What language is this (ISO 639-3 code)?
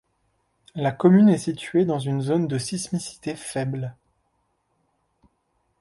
fra